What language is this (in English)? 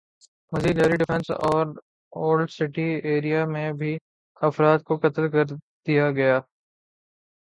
Urdu